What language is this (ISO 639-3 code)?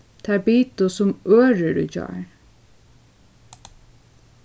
fao